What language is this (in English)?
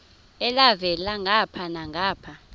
Xhosa